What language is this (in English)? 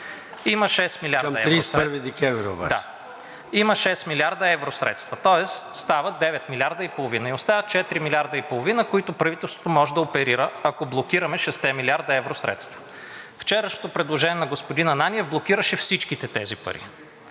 Bulgarian